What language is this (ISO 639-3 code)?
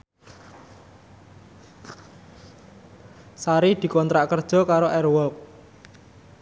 jav